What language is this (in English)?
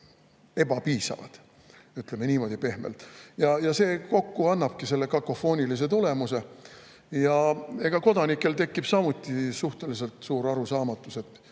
Estonian